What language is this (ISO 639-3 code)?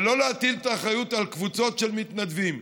heb